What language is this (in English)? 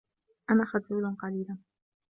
Arabic